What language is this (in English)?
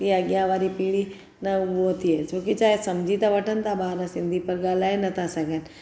Sindhi